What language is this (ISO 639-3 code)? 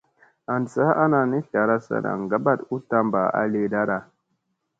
mse